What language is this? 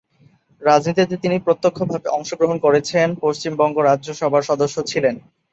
Bangla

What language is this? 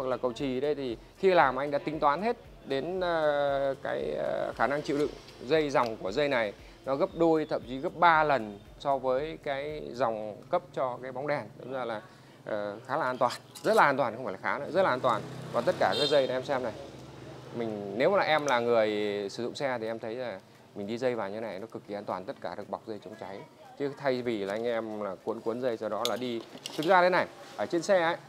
Vietnamese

